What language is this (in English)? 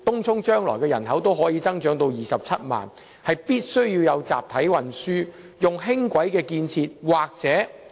Cantonese